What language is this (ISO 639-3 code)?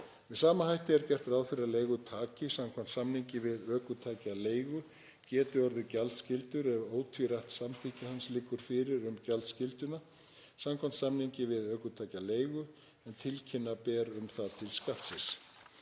isl